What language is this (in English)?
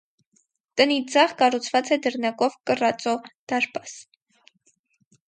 Armenian